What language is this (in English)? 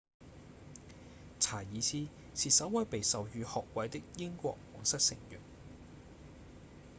Cantonese